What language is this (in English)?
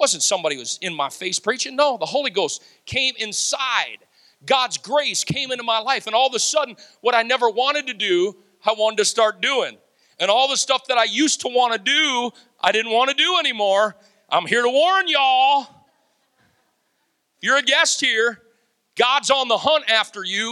English